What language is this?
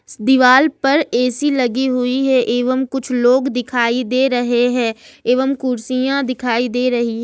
Hindi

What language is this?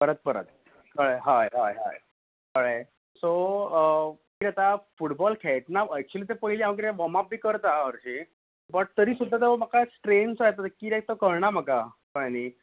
Konkani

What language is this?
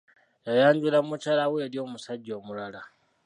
Ganda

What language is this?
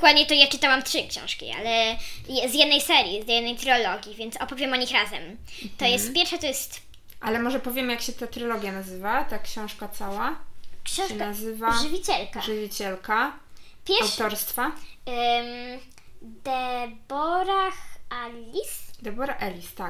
Polish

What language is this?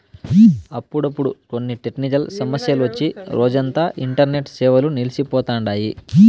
Telugu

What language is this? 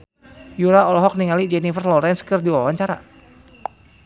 Sundanese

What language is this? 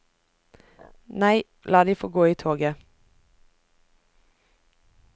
Norwegian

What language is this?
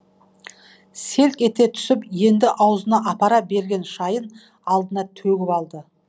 Kazakh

